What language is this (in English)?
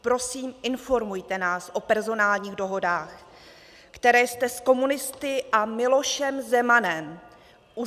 Czech